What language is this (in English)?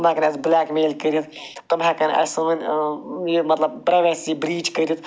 Kashmiri